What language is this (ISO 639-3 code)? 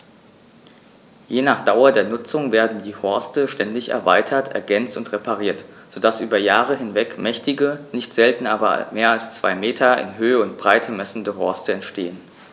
deu